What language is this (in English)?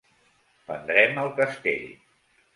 Catalan